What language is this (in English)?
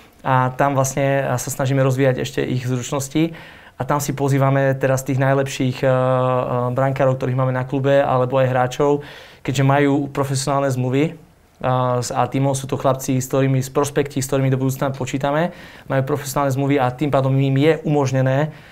Slovak